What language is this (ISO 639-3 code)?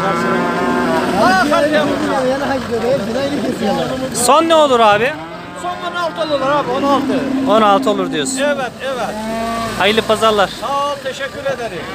tur